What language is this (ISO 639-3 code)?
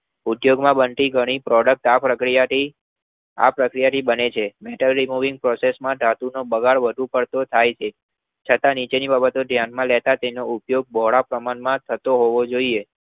guj